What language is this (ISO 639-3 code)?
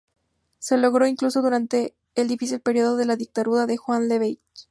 spa